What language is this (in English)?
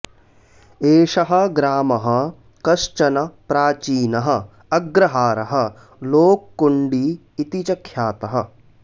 Sanskrit